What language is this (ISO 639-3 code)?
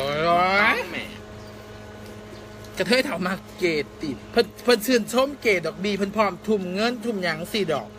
tha